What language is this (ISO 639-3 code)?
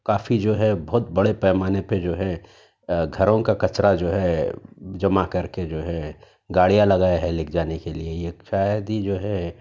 urd